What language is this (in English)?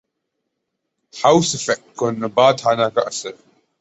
Urdu